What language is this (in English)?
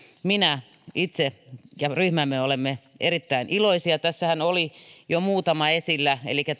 Finnish